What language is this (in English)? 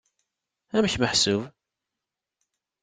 Kabyle